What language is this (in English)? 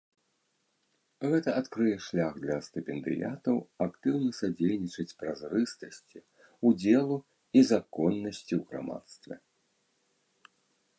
Belarusian